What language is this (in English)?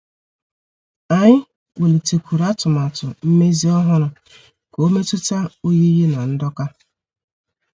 Igbo